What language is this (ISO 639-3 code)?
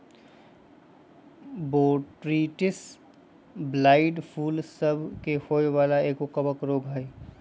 mag